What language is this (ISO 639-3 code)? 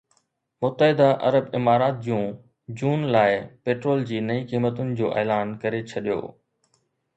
snd